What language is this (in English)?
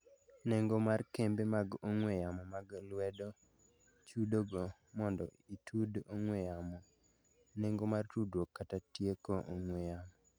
Luo (Kenya and Tanzania)